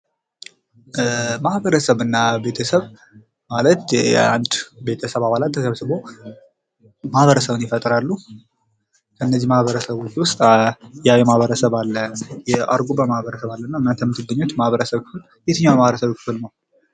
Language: Amharic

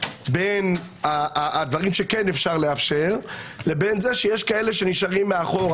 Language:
Hebrew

